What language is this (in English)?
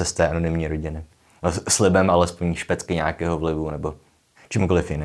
Czech